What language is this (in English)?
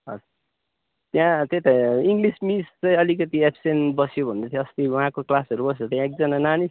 Nepali